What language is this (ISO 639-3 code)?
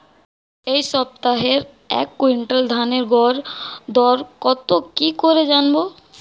ben